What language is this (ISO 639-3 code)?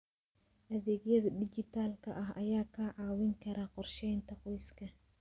som